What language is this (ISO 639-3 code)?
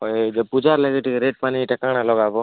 ori